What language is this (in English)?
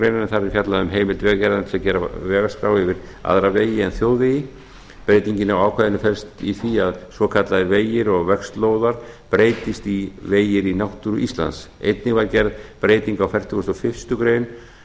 Icelandic